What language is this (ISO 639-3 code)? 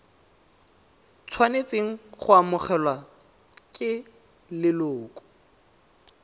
tsn